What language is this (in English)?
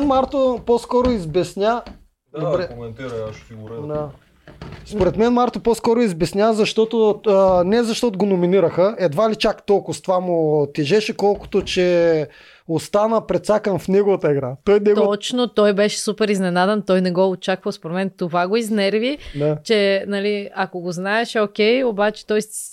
Bulgarian